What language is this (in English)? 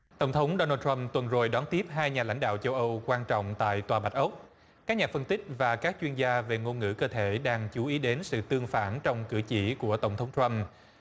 Vietnamese